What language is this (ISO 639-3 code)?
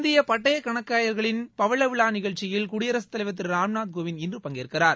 tam